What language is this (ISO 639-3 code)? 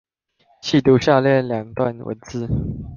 zho